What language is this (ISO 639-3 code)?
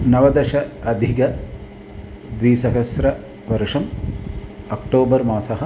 san